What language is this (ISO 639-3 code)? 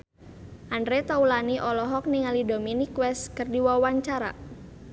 sun